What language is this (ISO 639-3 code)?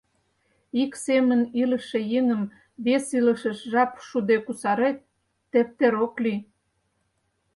chm